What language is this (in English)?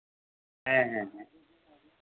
Santali